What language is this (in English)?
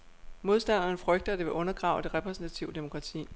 Danish